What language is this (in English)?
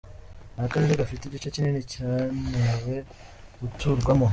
Kinyarwanda